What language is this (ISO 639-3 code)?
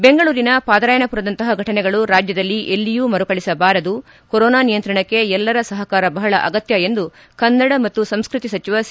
kan